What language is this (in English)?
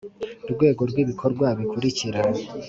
Kinyarwanda